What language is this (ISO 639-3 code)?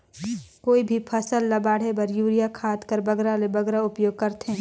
hne